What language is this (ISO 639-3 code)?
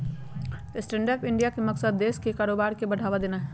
mag